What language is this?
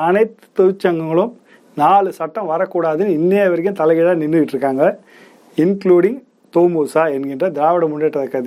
Tamil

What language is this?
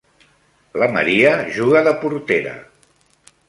Catalan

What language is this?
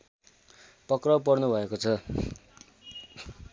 Nepali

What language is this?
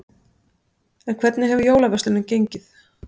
Icelandic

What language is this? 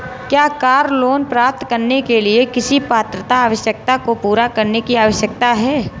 Hindi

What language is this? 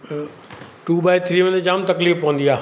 Sindhi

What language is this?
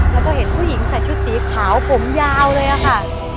Thai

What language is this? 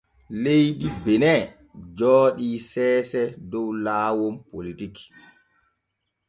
Borgu Fulfulde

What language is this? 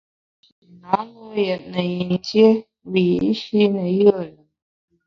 Bamun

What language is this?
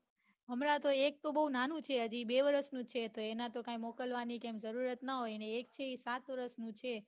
Gujarati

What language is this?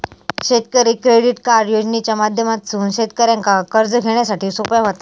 Marathi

